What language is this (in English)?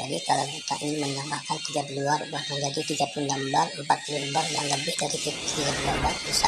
Indonesian